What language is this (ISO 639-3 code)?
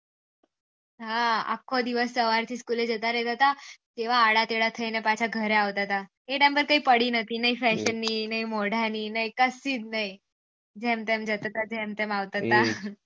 guj